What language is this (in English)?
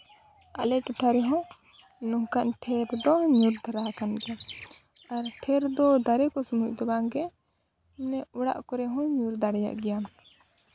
Santali